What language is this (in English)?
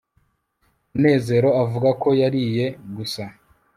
Kinyarwanda